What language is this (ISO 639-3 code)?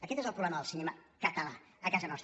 cat